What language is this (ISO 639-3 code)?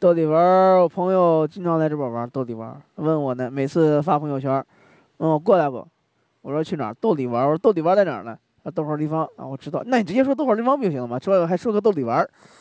zho